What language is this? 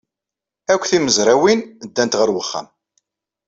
Kabyle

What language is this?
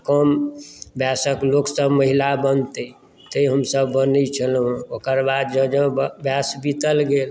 Maithili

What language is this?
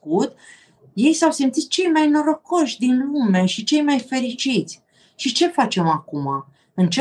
Romanian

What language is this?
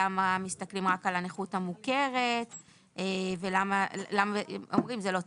Hebrew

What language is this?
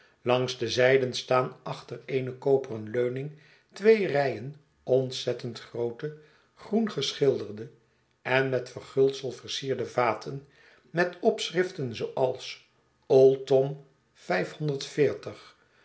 Dutch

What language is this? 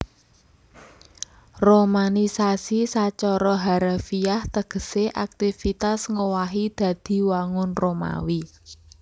Javanese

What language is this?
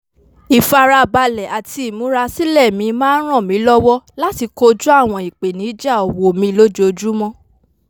Yoruba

